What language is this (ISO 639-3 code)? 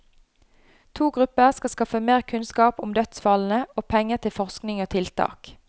nor